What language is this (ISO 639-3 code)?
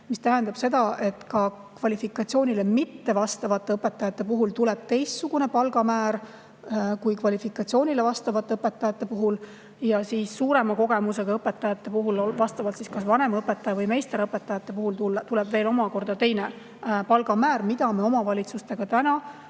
est